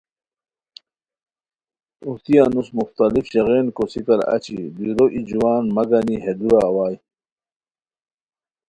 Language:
Khowar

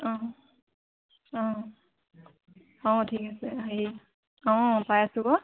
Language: Assamese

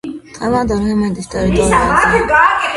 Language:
Georgian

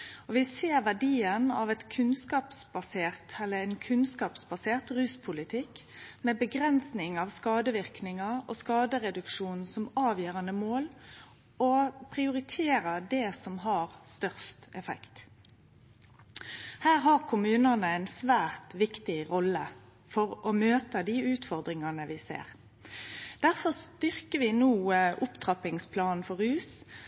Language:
Norwegian Nynorsk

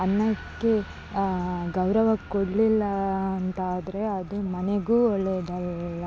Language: Kannada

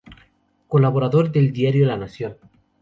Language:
Spanish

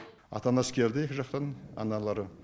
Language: Kazakh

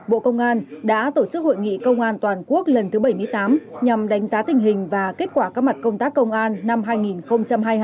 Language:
Vietnamese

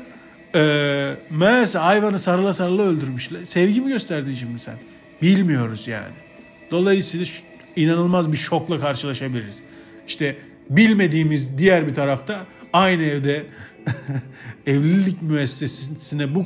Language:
Turkish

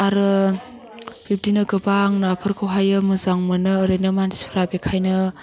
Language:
Bodo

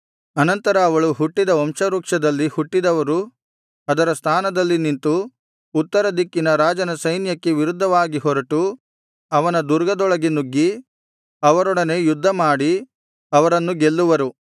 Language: Kannada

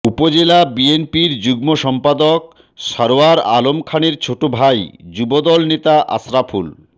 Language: Bangla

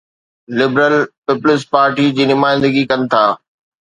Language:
Sindhi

